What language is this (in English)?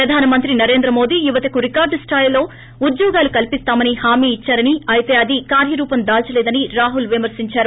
Telugu